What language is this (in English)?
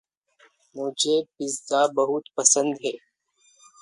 Hindi